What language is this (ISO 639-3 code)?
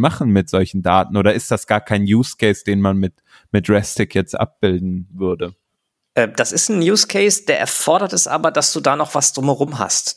deu